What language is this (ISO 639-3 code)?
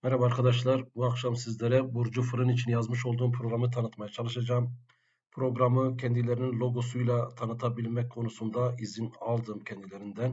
tur